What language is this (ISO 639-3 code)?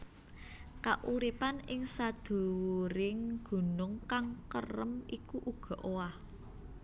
jav